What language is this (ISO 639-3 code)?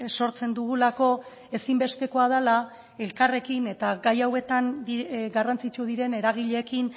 eus